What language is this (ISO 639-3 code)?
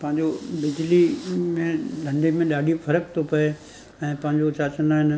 snd